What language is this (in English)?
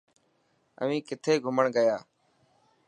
Dhatki